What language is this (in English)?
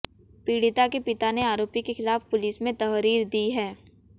Hindi